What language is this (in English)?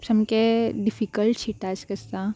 Konkani